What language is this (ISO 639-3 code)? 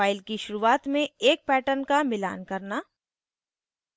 hin